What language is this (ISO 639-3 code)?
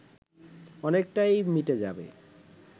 ben